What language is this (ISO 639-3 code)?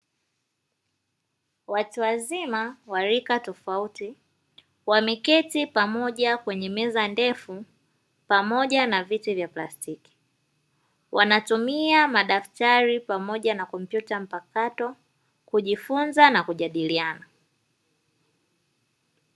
swa